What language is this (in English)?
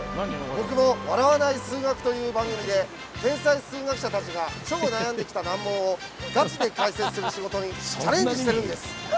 Japanese